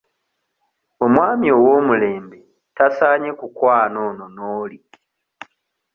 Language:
Ganda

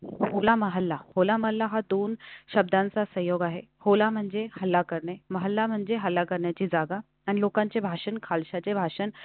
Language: Marathi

